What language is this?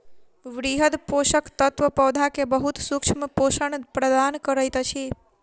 Maithili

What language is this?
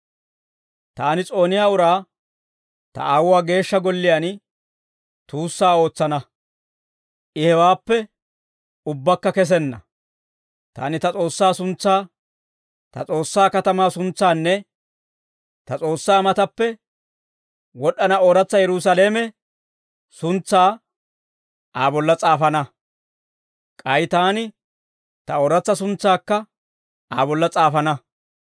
Dawro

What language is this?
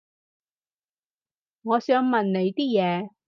Cantonese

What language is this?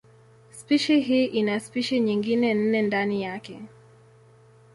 Swahili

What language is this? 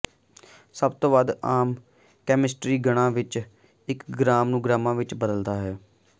Punjabi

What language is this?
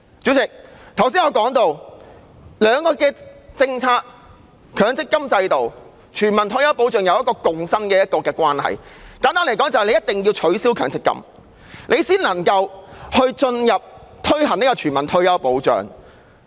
Cantonese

